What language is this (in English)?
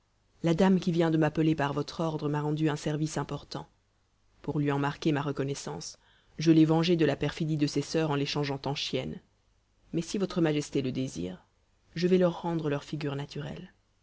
French